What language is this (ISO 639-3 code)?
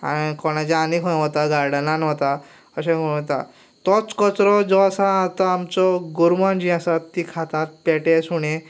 kok